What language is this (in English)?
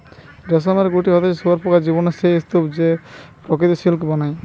Bangla